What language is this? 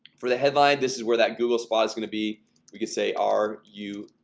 English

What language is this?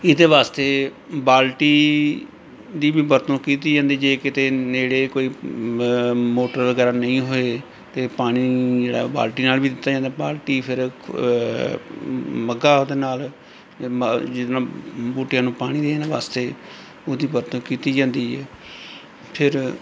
Punjabi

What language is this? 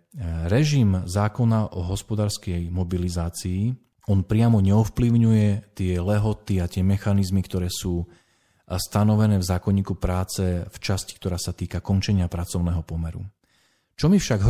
Slovak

